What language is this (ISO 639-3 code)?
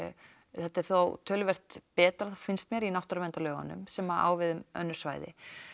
isl